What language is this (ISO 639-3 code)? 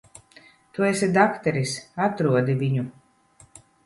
lav